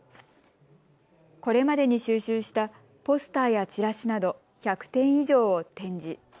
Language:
Japanese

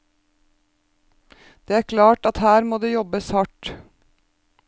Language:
Norwegian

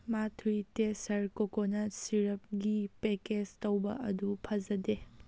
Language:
Manipuri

